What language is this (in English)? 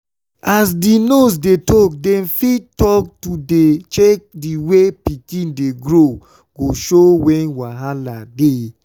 Nigerian Pidgin